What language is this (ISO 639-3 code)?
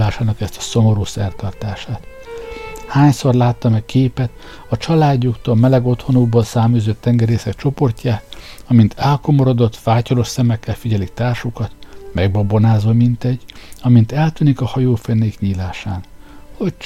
hun